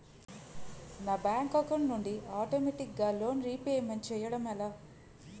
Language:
Telugu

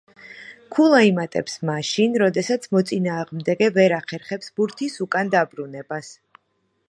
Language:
Georgian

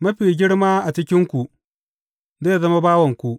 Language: Hausa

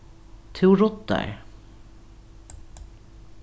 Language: Faroese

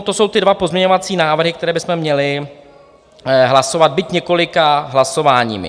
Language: Czech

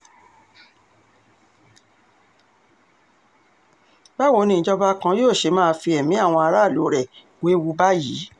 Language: Yoruba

